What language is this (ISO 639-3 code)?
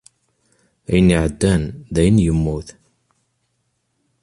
kab